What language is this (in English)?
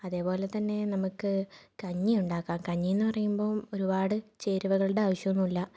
Malayalam